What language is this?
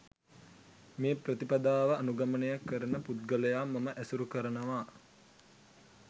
Sinhala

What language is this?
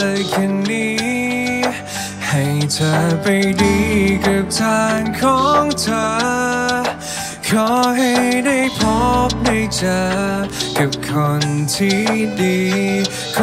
Thai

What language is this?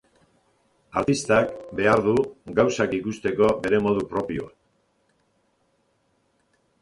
Basque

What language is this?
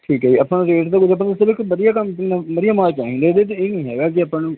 Punjabi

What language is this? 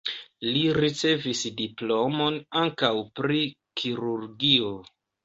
Esperanto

